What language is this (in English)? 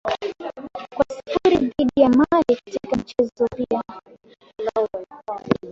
Swahili